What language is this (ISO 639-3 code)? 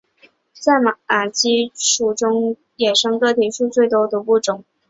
zho